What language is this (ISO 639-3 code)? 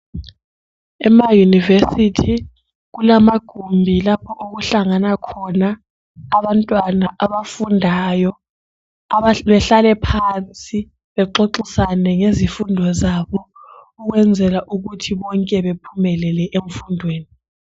nde